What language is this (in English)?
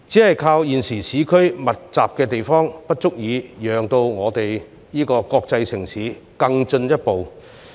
Cantonese